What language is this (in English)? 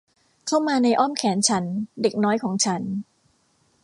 Thai